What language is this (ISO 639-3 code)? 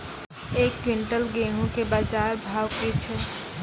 mai